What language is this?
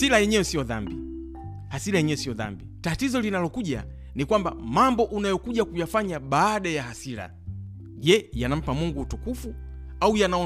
Swahili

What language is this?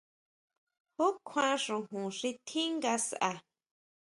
Huautla Mazatec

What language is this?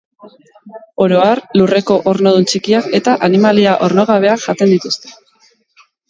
Basque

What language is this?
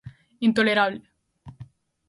Galician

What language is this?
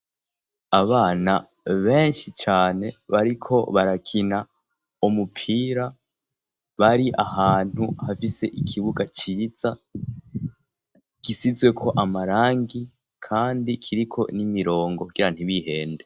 Rundi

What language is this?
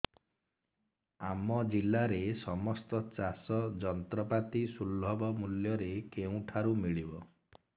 Odia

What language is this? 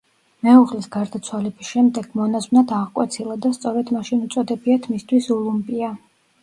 Georgian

